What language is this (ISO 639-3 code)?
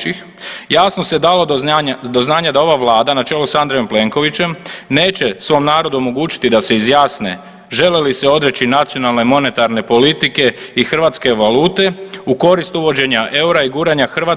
hrv